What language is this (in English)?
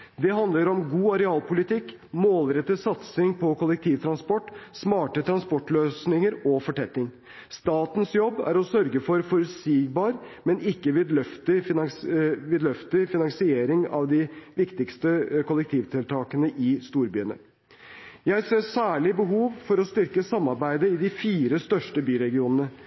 Norwegian Bokmål